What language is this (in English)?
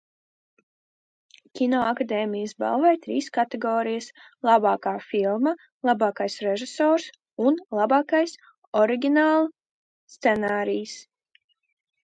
Latvian